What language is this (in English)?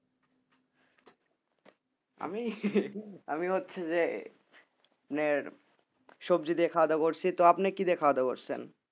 Bangla